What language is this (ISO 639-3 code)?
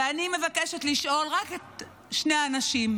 heb